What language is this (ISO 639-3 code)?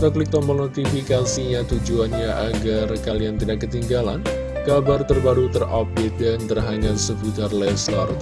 ind